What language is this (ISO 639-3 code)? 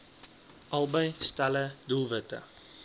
afr